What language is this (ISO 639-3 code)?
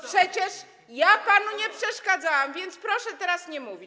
pol